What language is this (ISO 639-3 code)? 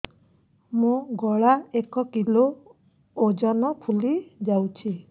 ori